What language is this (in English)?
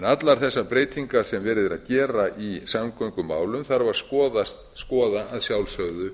Icelandic